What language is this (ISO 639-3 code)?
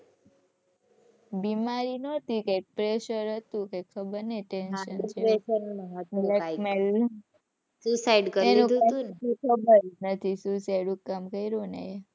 guj